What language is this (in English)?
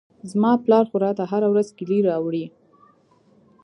Pashto